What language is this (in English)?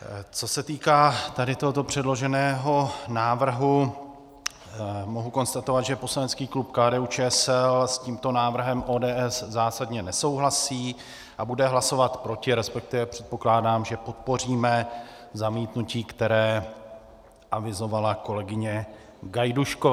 Czech